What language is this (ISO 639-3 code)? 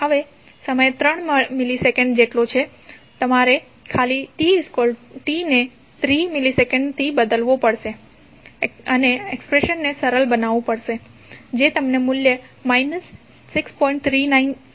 guj